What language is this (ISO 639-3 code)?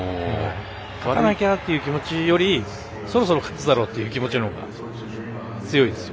jpn